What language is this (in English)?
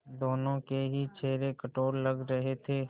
Hindi